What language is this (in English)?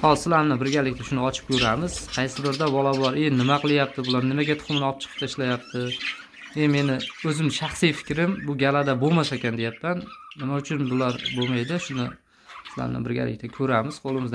Turkish